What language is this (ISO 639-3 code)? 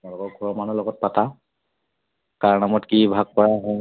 asm